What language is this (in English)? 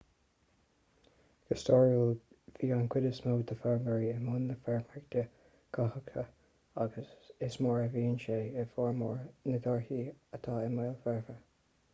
Irish